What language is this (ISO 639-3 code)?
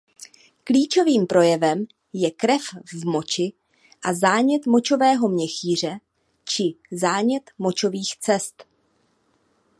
ces